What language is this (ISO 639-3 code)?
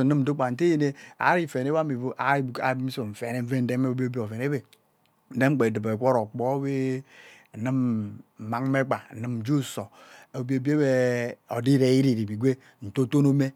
byc